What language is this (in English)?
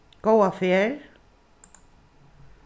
Faroese